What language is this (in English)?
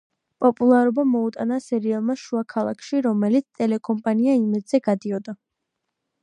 Georgian